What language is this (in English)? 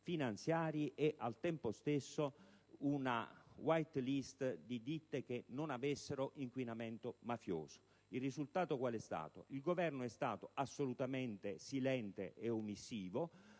Italian